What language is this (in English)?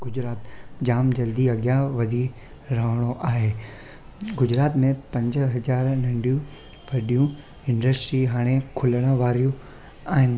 Sindhi